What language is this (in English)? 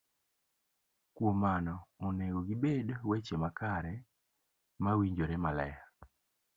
Luo (Kenya and Tanzania)